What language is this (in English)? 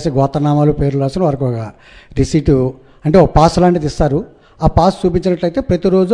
Telugu